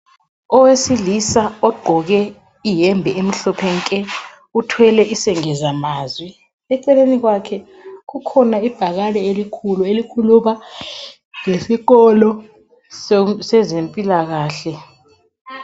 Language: North Ndebele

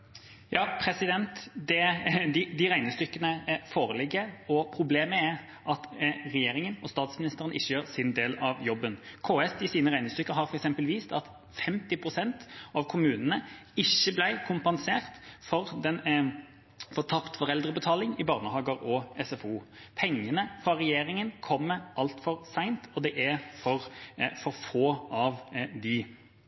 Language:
Norwegian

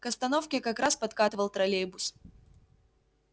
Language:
Russian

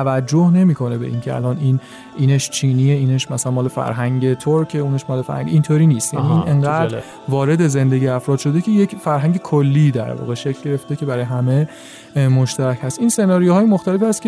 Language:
Persian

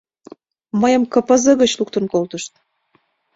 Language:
Mari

